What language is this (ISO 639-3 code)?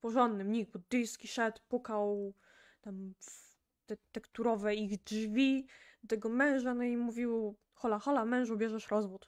pol